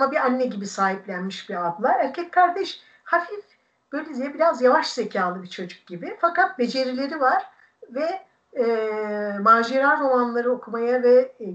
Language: Turkish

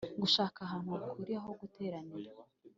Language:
Kinyarwanda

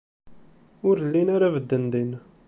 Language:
Kabyle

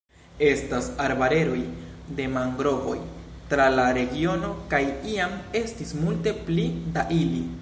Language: Esperanto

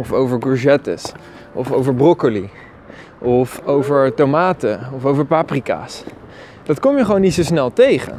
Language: Dutch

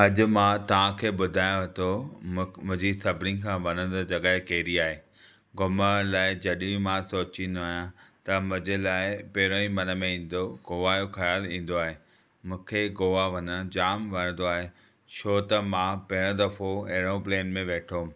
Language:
Sindhi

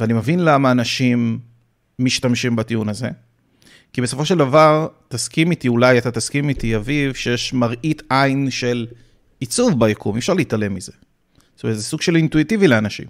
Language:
Hebrew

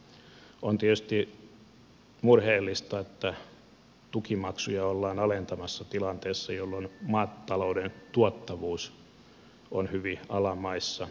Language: Finnish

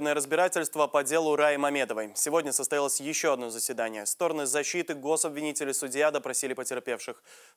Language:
Russian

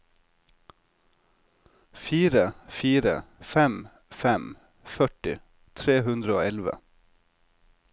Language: Norwegian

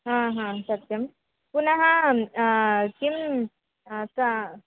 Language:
Sanskrit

